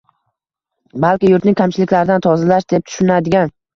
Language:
Uzbek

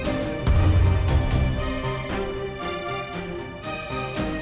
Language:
Indonesian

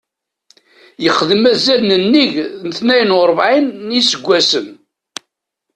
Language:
Kabyle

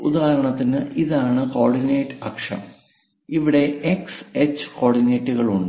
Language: Malayalam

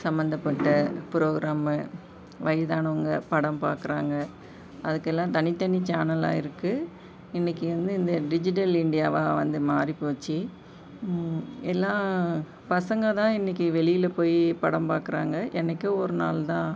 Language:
Tamil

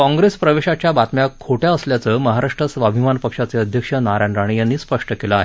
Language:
Marathi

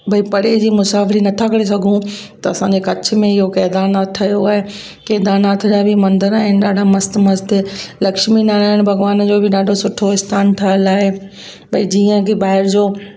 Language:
Sindhi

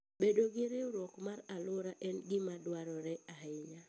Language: Luo (Kenya and Tanzania)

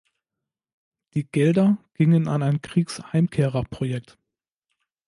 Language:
German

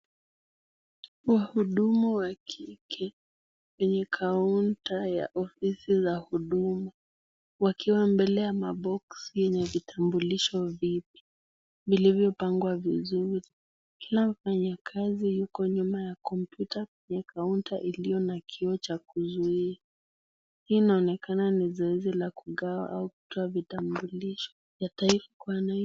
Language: Swahili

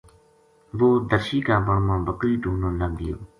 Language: Gujari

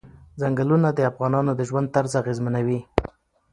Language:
Pashto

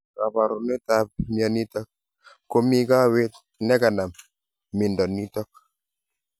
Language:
Kalenjin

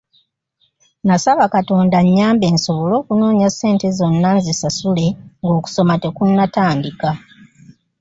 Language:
Ganda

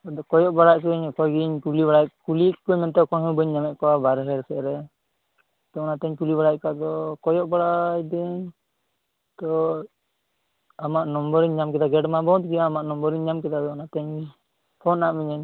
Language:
Santali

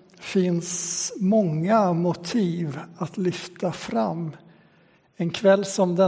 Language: Swedish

